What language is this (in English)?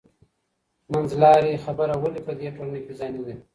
Pashto